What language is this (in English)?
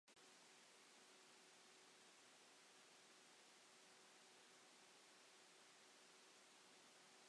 Welsh